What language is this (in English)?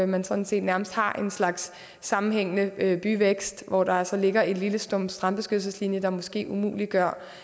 Danish